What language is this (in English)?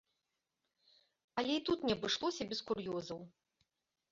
Belarusian